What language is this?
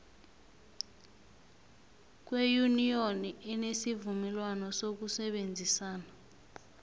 South Ndebele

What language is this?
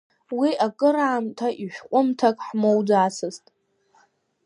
Abkhazian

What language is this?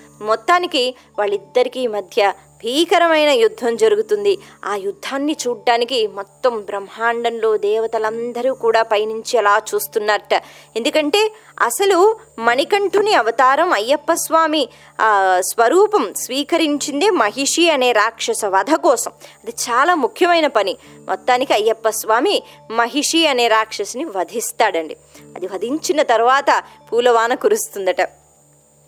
Telugu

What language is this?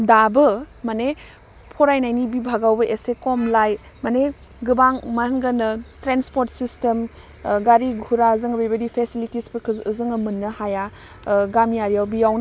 Bodo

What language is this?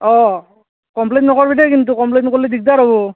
Assamese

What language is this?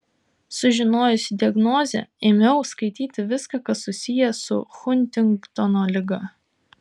Lithuanian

